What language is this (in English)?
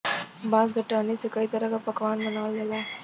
Bhojpuri